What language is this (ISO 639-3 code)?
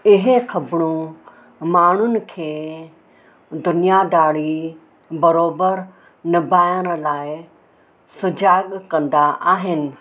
snd